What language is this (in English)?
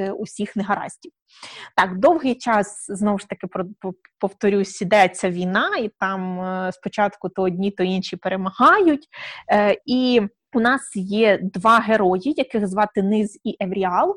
Ukrainian